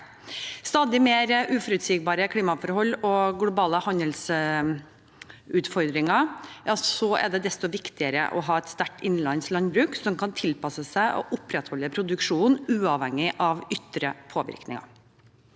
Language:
Norwegian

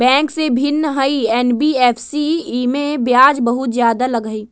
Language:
Magahi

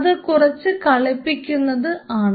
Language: Malayalam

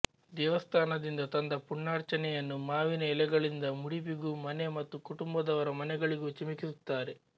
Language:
Kannada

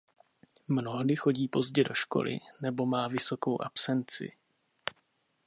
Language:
Czech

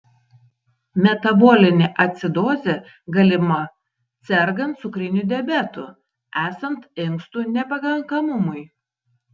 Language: Lithuanian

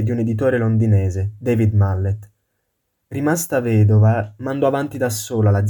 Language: Italian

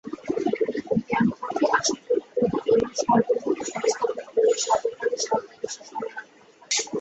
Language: Bangla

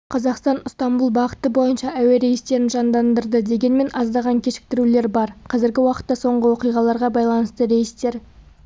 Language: Kazakh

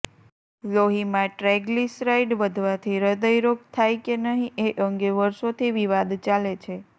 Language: Gujarati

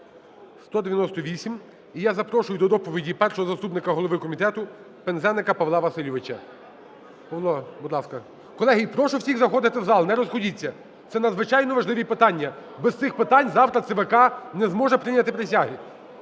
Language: Ukrainian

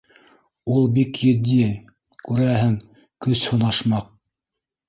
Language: Bashkir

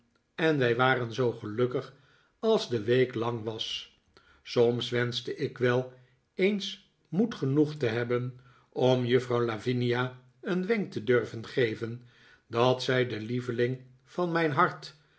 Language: Dutch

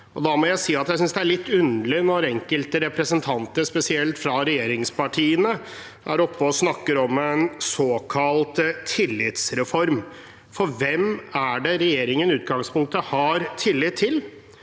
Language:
Norwegian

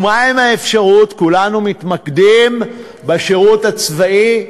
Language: Hebrew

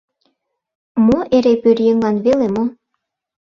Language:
Mari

